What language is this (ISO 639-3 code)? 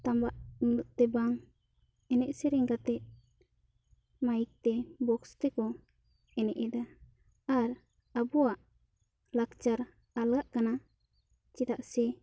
sat